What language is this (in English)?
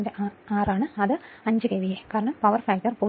Malayalam